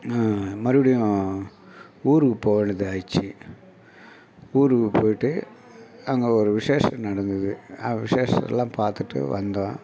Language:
Tamil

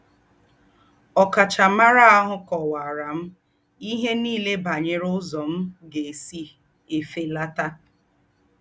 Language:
Igbo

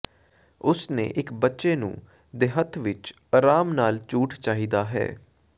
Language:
Punjabi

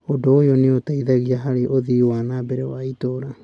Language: Kikuyu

